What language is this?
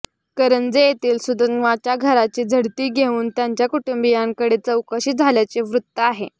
Marathi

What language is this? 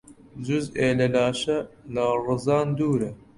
Central Kurdish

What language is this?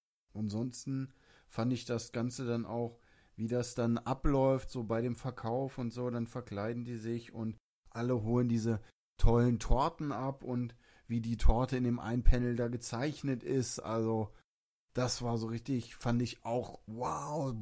German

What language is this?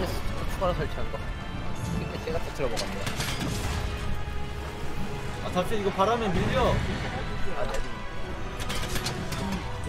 Korean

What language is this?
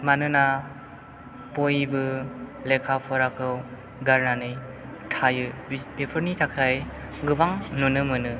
Bodo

